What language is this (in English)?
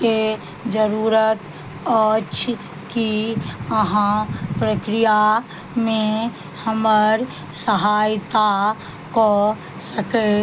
Maithili